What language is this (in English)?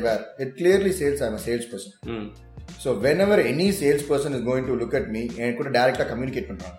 Tamil